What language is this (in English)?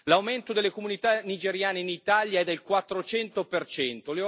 Italian